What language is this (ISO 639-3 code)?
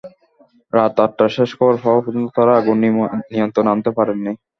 ben